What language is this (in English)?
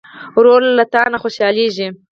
Pashto